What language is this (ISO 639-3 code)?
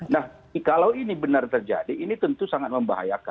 ind